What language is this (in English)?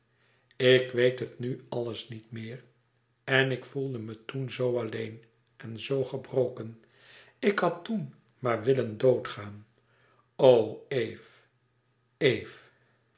Dutch